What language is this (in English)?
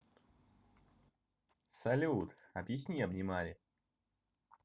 Russian